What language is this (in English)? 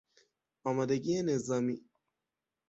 Persian